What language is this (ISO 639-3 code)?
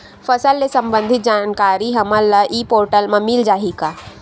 hne